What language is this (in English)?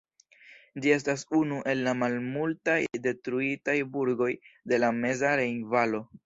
Esperanto